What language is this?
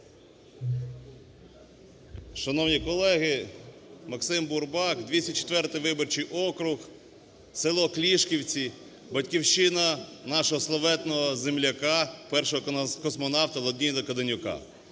Ukrainian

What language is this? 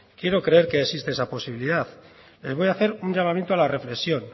Spanish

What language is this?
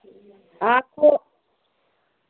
Dogri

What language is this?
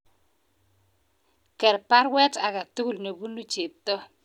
Kalenjin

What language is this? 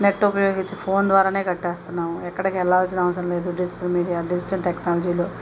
Telugu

